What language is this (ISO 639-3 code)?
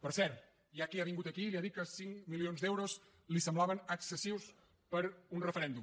cat